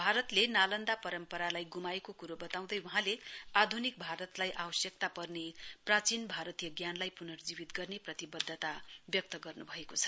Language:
Nepali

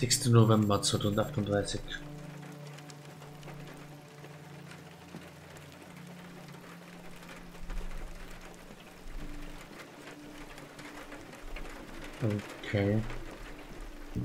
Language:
German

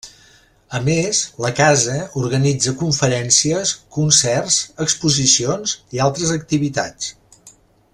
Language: Catalan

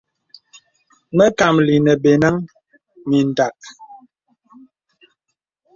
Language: Bebele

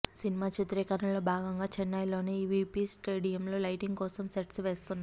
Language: Telugu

